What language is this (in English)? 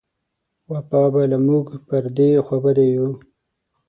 Pashto